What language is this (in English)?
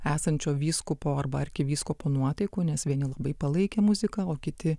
Lithuanian